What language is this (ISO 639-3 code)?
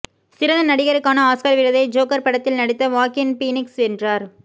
tam